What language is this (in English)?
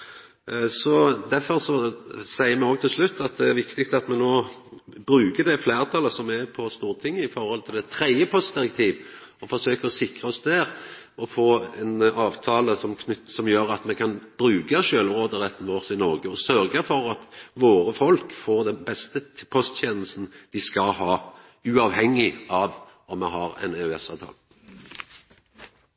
Norwegian Nynorsk